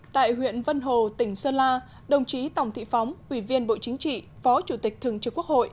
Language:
Vietnamese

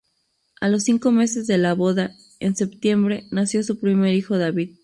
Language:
Spanish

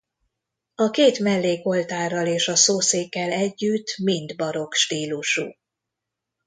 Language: Hungarian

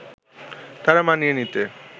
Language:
Bangla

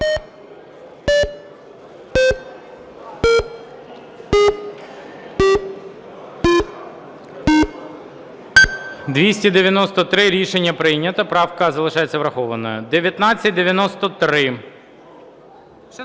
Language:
Ukrainian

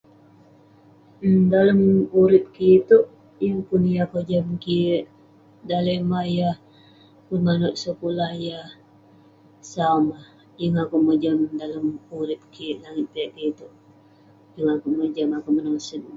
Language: Western Penan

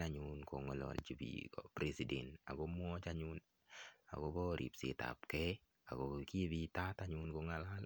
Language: Kalenjin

